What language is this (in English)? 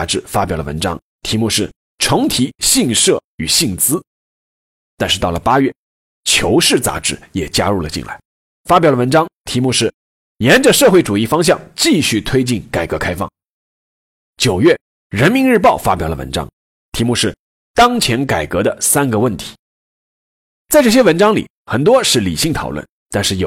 Chinese